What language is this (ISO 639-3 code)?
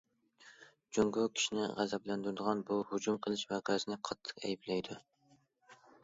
uig